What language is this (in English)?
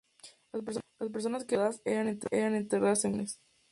Spanish